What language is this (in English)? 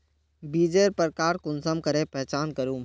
Magahi